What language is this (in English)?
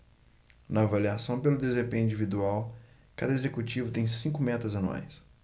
Portuguese